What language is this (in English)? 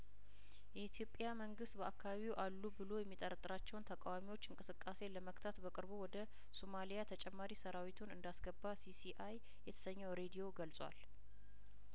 Amharic